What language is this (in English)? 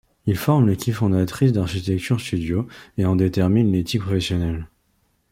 French